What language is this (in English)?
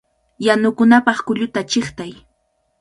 Cajatambo North Lima Quechua